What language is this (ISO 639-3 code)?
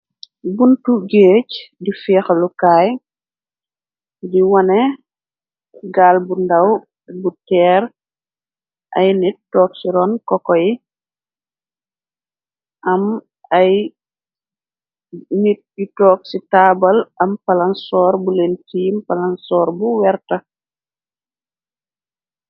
wol